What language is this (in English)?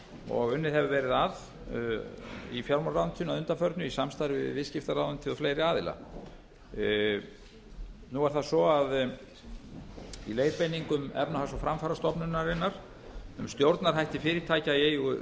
Icelandic